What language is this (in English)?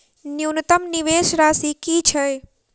Maithili